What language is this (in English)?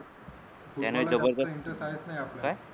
Marathi